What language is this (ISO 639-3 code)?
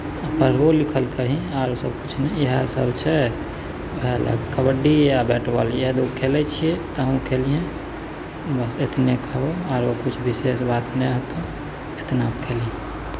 mai